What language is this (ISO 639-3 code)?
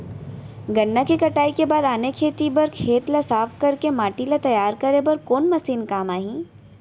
hne